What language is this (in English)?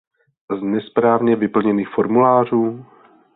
Czech